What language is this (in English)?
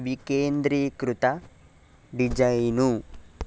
Telugu